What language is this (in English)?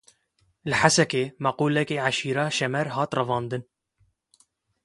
Kurdish